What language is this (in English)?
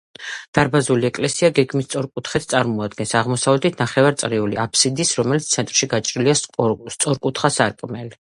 Georgian